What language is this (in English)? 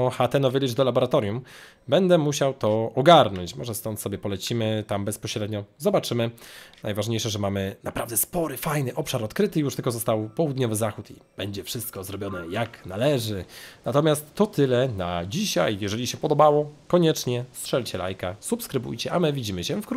Polish